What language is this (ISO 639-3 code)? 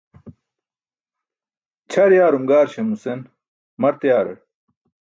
bsk